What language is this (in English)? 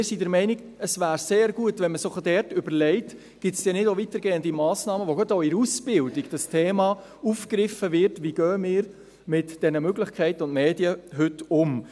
Swiss German